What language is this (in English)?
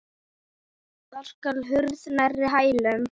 Icelandic